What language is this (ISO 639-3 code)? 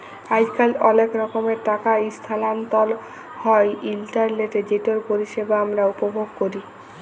ben